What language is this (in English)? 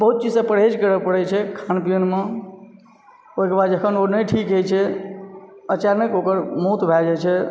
Maithili